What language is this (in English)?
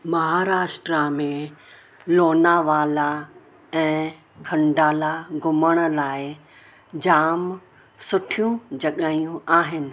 Sindhi